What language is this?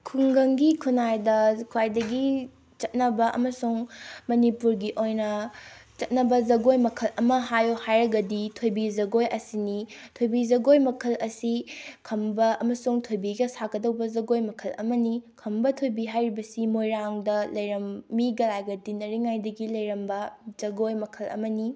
Manipuri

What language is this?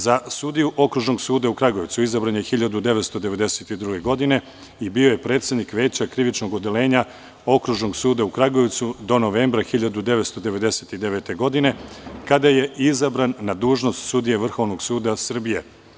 Serbian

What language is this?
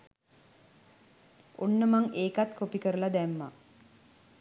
Sinhala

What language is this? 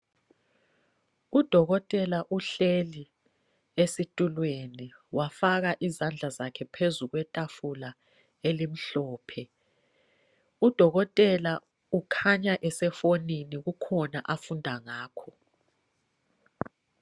North Ndebele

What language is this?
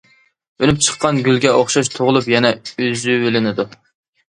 Uyghur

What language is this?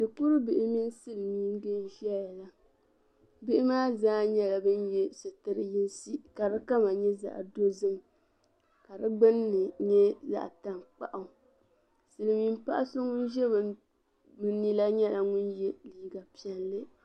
Dagbani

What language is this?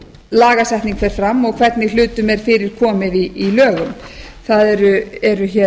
Icelandic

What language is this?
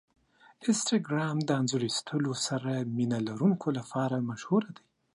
Pashto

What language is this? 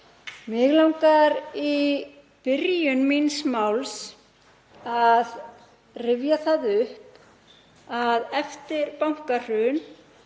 Icelandic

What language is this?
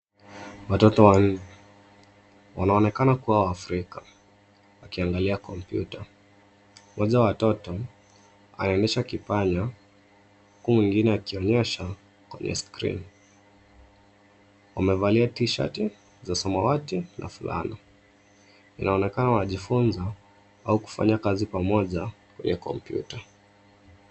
Swahili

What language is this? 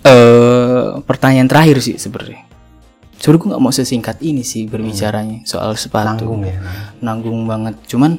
Indonesian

